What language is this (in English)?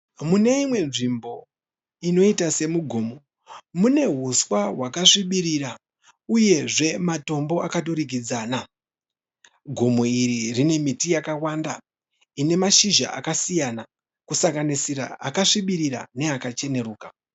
Shona